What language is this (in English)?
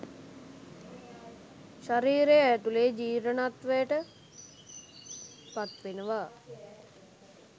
Sinhala